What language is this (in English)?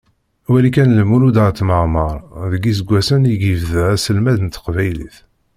Kabyle